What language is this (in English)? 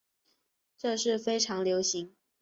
Chinese